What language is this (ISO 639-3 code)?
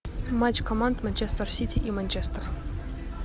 rus